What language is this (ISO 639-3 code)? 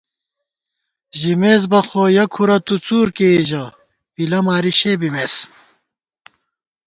gwt